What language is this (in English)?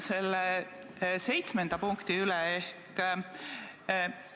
Estonian